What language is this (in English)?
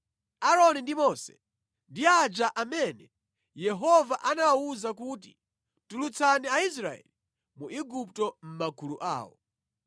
Nyanja